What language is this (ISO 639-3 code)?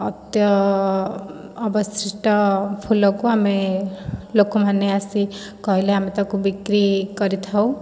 ori